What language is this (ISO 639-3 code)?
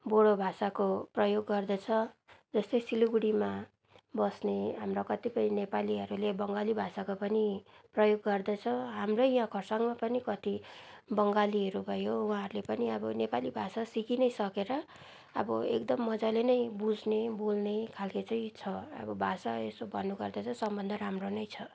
nep